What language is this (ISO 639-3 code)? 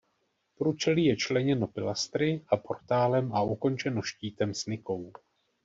ces